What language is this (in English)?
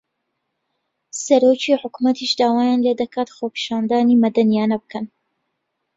Central Kurdish